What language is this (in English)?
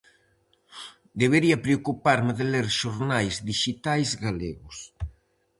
Galician